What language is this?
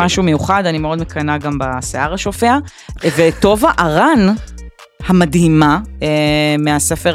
Hebrew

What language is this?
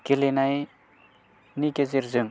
Bodo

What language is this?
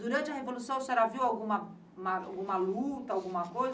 Portuguese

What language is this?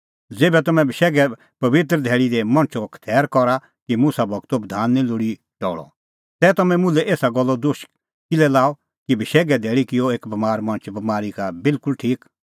Kullu Pahari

